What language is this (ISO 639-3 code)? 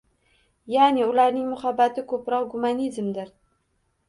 uzb